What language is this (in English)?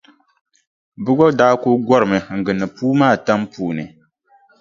Dagbani